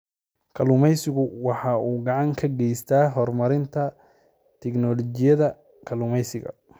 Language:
Somali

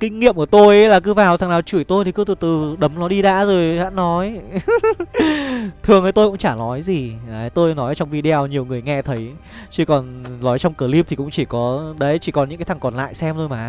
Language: Vietnamese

